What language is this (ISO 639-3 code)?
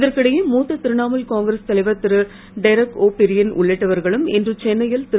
tam